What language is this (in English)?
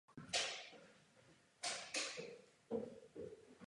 Czech